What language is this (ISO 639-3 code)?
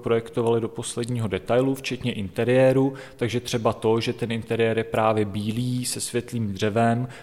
ces